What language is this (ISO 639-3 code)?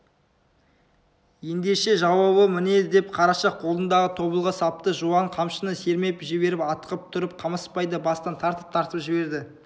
kaz